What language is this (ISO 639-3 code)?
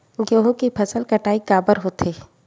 hne